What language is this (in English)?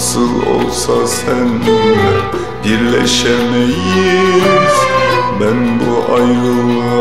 Turkish